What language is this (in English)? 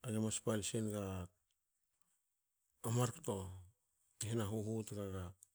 Hakö